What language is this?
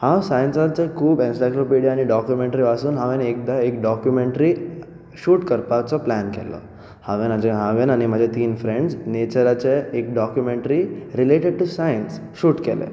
Konkani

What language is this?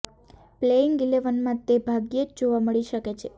Gujarati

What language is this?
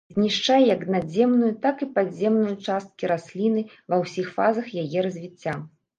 Belarusian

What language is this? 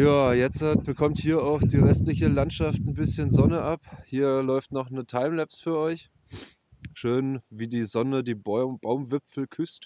German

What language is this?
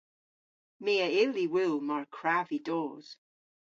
Cornish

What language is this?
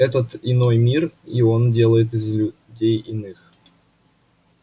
Russian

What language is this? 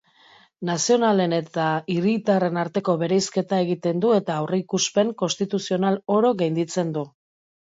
Basque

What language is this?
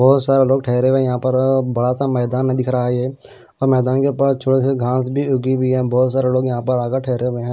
Hindi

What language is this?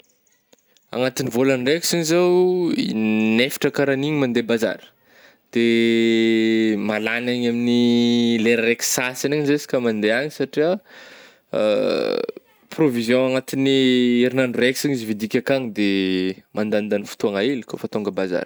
Northern Betsimisaraka Malagasy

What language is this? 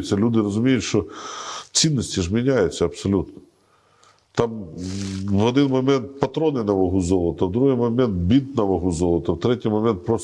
Ukrainian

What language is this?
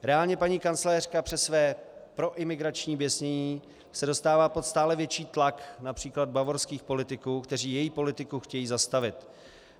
Czech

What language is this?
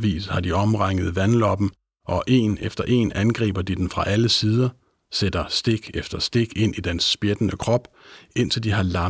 Danish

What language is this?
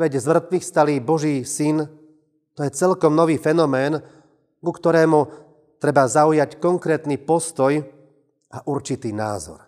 Slovak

